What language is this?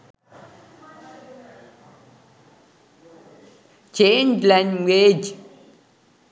Sinhala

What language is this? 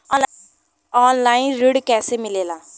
Bhojpuri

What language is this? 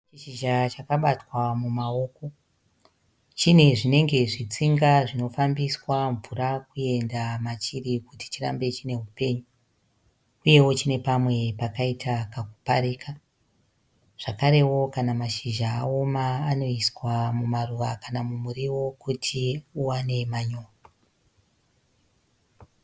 Shona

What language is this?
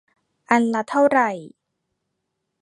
Thai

